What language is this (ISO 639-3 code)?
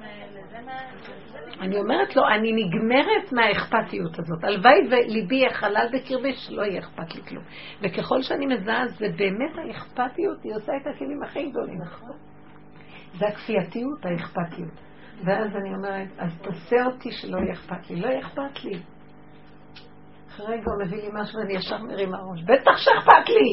heb